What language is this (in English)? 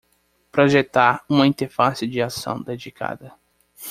Portuguese